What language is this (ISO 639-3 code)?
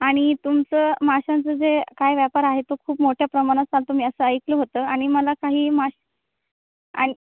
mar